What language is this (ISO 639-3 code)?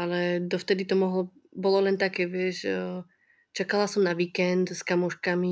ces